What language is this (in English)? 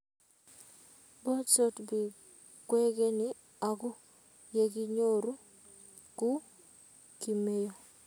Kalenjin